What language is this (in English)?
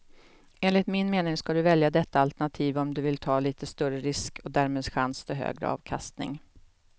Swedish